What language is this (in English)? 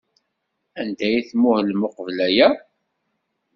Kabyle